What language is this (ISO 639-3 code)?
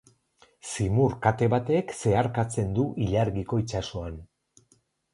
eus